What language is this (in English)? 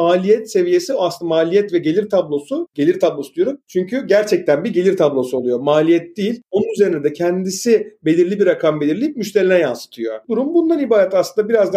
Turkish